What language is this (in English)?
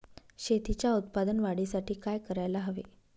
Marathi